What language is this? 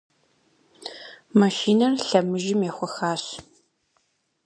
Kabardian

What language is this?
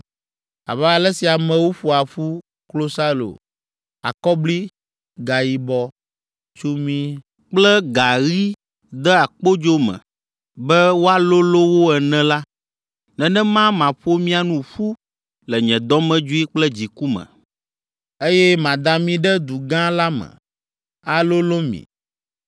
Ewe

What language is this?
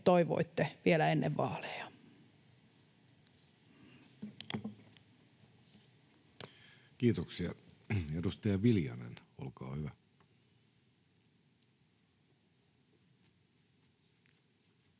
Finnish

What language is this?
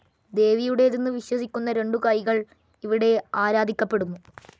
Malayalam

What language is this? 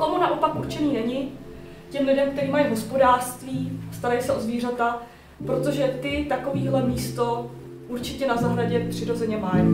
Czech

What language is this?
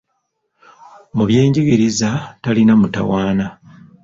Ganda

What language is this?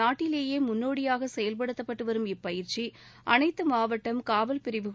Tamil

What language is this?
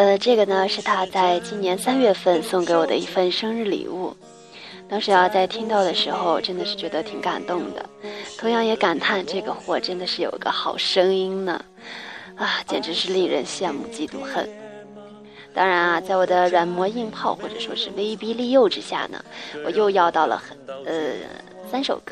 Chinese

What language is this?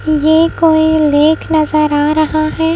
Hindi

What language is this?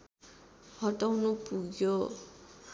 Nepali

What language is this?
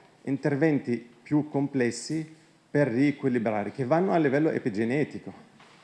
Italian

